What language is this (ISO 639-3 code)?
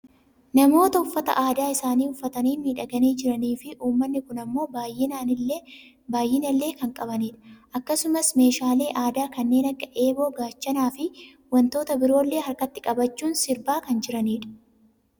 orm